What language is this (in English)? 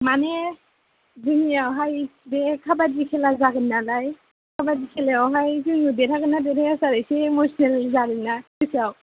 Bodo